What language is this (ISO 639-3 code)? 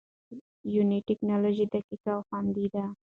pus